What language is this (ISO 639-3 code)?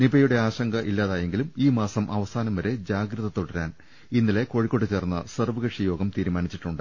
mal